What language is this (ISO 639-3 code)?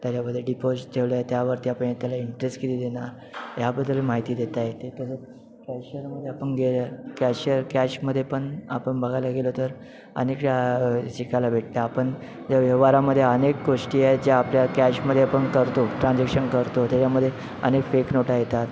mar